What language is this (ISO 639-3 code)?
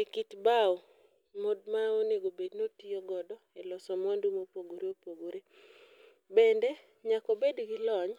luo